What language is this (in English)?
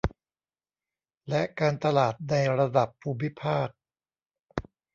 Thai